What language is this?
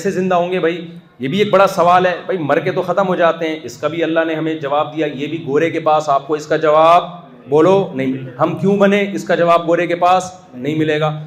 Urdu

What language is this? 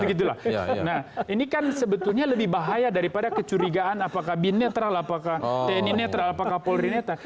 Indonesian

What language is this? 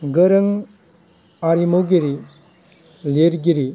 Bodo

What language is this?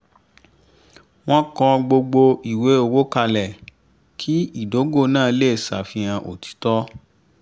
Yoruba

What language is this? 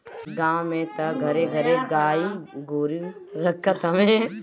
Bhojpuri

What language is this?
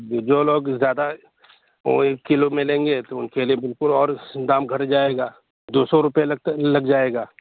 Urdu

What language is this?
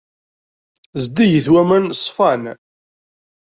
Kabyle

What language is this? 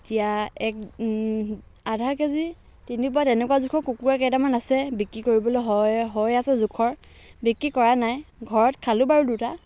Assamese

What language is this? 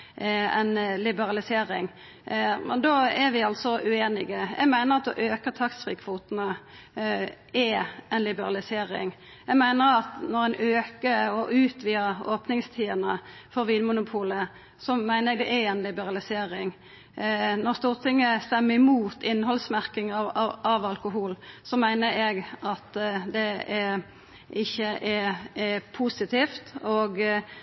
Norwegian Nynorsk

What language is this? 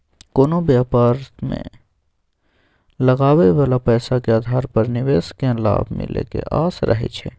Maithili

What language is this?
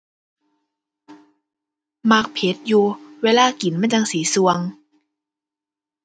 Thai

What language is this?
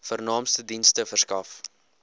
Afrikaans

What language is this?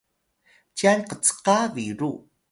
Atayal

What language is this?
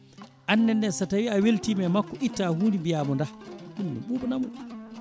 Fula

